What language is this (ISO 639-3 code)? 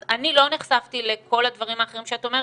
heb